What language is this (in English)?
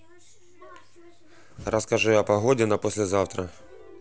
Russian